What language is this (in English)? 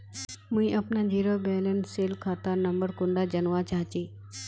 Magahi